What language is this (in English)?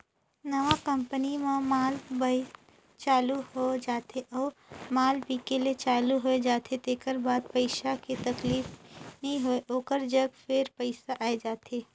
Chhattisgarhi